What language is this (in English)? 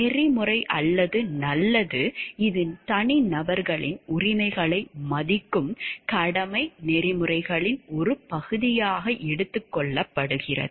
Tamil